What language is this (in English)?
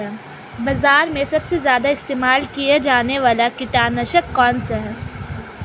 Hindi